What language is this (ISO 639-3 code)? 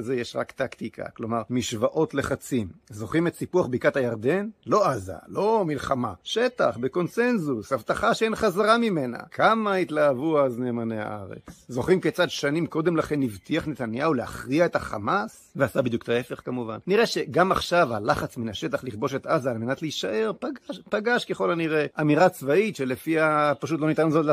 heb